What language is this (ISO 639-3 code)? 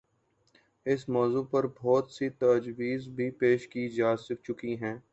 urd